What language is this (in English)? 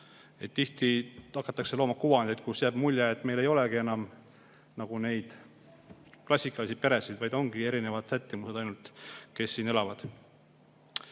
Estonian